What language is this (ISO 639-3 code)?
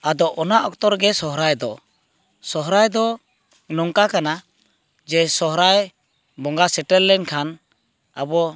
sat